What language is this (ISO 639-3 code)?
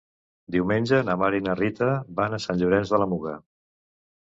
cat